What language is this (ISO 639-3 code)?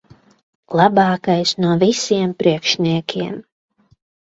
lav